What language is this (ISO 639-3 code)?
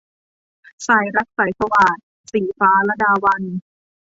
tha